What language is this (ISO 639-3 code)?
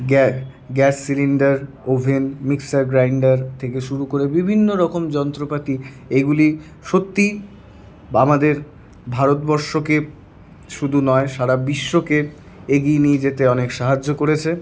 ben